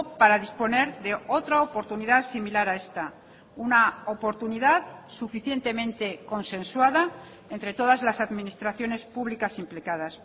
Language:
Spanish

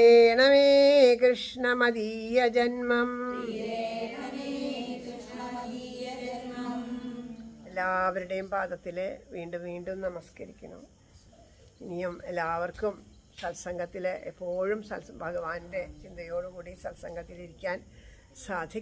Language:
Italian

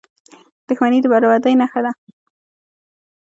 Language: Pashto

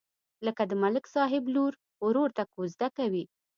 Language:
Pashto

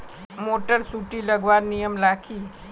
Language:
Magahi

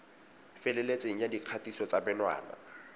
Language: Tswana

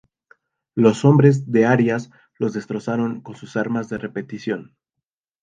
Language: Spanish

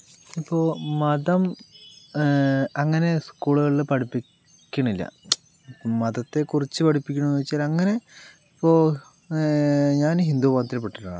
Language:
Malayalam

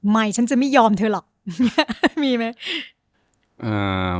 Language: Thai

